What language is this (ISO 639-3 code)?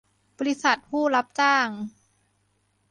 tha